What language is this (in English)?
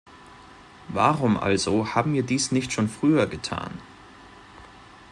German